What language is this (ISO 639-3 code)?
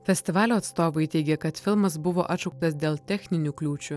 lit